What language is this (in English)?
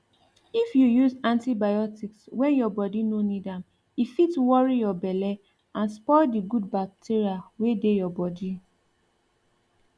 Nigerian Pidgin